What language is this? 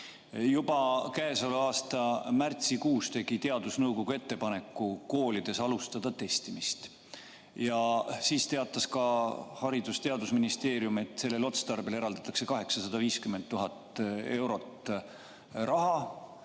Estonian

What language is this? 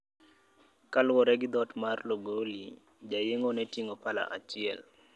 Luo (Kenya and Tanzania)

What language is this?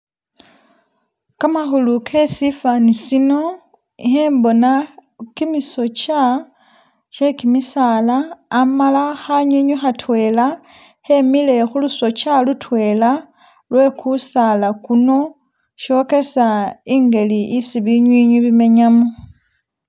Masaaba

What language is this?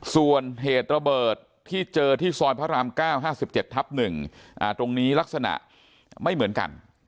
Thai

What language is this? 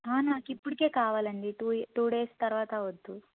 Telugu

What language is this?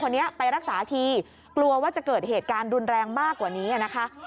Thai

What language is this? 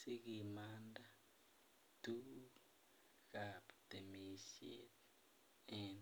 Kalenjin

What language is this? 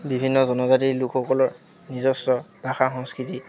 Assamese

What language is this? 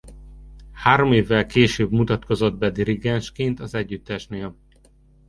Hungarian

